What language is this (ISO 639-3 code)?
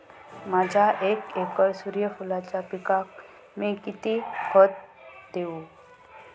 mar